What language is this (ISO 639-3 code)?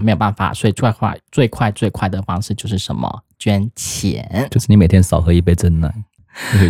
zho